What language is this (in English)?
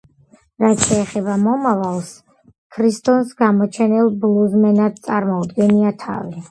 Georgian